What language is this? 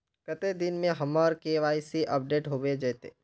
Magahi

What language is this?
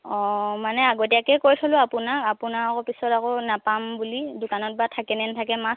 Assamese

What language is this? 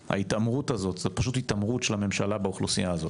Hebrew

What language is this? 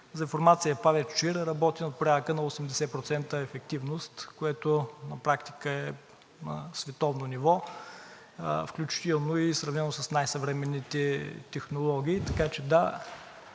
Bulgarian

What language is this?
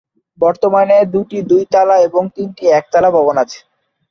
Bangla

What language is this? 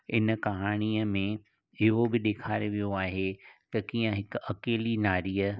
Sindhi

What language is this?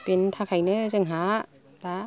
Bodo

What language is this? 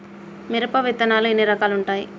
Telugu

